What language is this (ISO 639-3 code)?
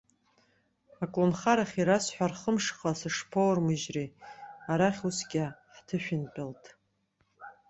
abk